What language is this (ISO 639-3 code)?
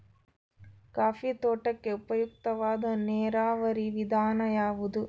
kan